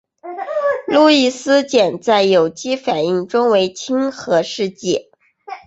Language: Chinese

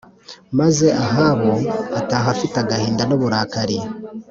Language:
Kinyarwanda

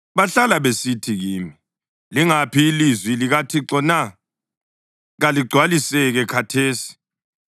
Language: North Ndebele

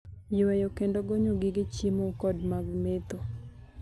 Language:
Luo (Kenya and Tanzania)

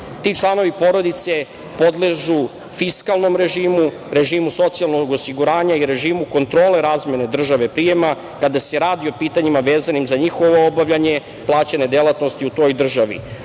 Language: Serbian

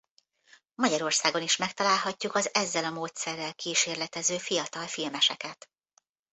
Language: Hungarian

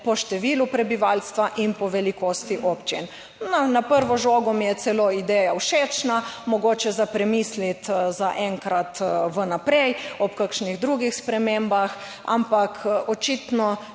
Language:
Slovenian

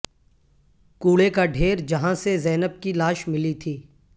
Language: Urdu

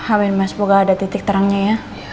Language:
Indonesian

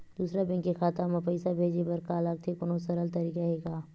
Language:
Chhattisgarhi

